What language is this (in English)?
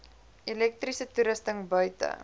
Afrikaans